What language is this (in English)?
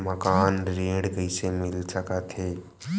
Chhattisgarhi